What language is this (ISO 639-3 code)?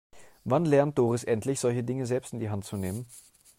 deu